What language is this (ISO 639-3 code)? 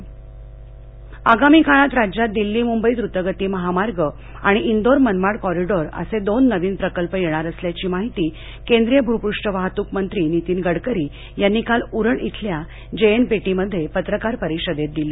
mar